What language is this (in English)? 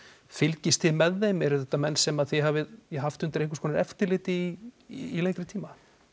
Icelandic